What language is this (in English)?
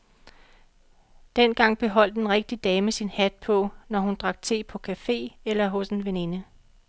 Danish